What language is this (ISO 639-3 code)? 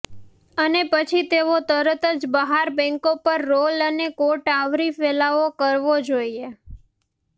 guj